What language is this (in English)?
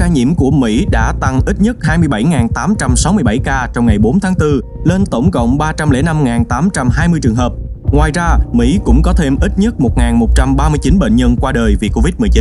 Vietnamese